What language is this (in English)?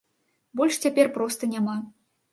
Belarusian